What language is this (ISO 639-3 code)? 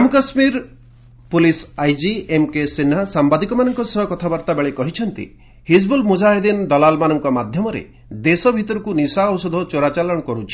ori